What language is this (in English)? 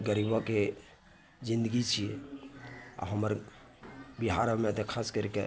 Maithili